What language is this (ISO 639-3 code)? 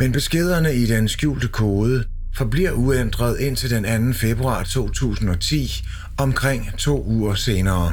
dan